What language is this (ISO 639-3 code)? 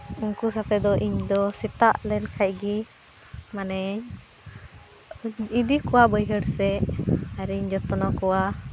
sat